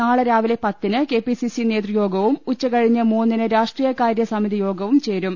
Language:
Malayalam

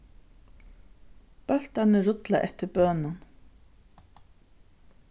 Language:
Faroese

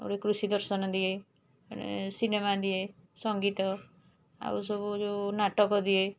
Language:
Odia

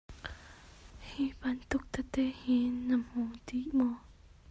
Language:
Hakha Chin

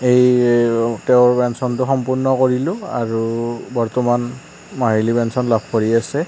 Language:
Assamese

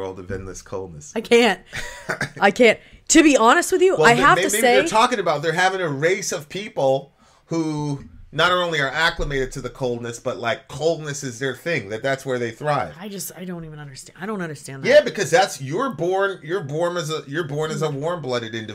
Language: English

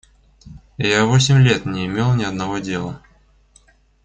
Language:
Russian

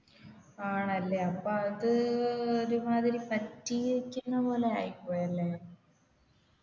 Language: Malayalam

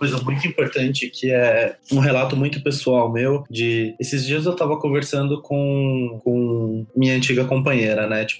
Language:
Portuguese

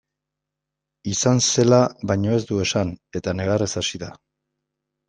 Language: Basque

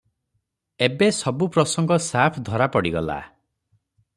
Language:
Odia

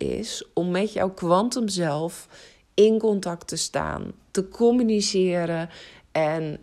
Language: Dutch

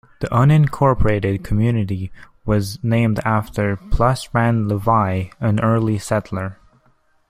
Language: English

